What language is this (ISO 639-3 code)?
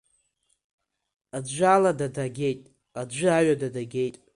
abk